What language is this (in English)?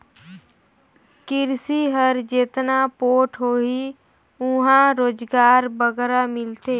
Chhattisgarhi